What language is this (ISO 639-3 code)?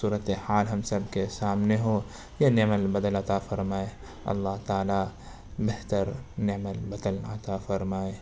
urd